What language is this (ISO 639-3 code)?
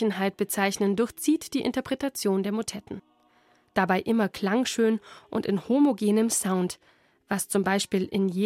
deu